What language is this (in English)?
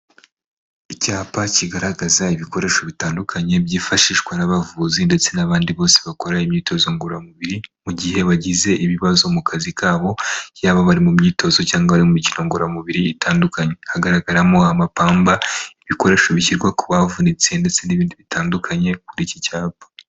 Kinyarwanda